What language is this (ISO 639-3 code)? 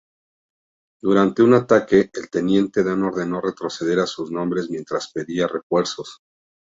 spa